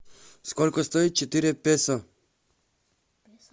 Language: Russian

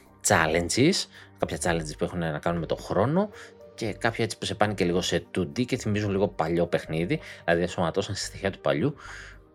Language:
Greek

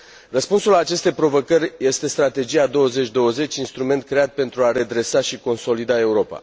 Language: Romanian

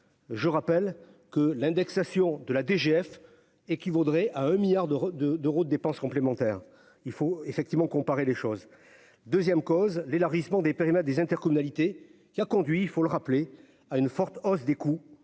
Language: French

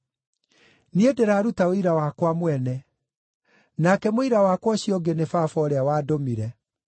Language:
Kikuyu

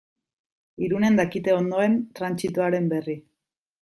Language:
Basque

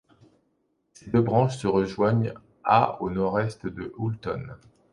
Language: French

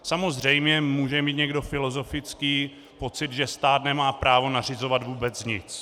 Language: Czech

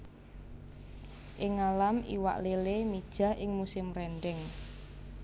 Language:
Javanese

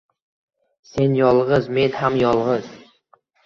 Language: Uzbek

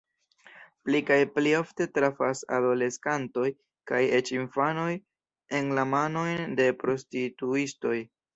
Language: Esperanto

